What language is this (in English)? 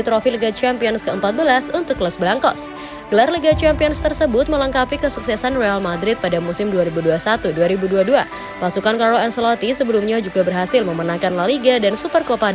Indonesian